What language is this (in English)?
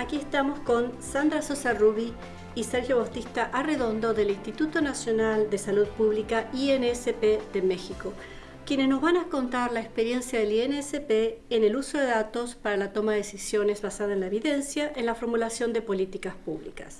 Spanish